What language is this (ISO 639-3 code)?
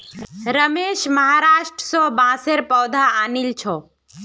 mag